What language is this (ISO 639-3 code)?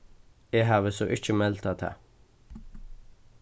fao